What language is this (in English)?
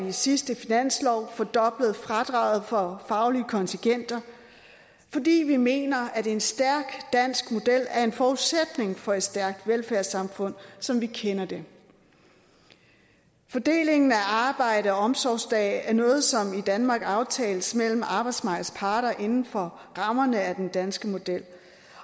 Danish